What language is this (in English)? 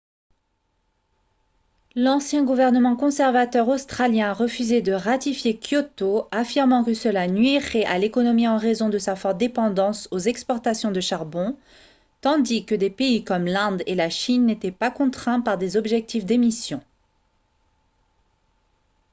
French